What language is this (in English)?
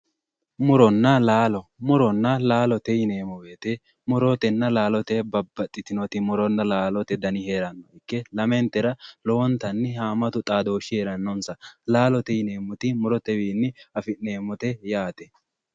Sidamo